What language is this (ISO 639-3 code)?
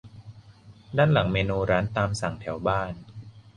tha